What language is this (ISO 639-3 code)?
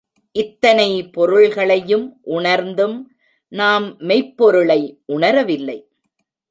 tam